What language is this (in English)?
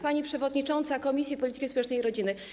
Polish